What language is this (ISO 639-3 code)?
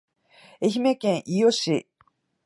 jpn